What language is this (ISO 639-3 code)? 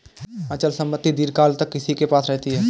hin